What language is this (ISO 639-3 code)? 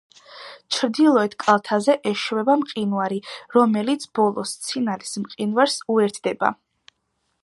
kat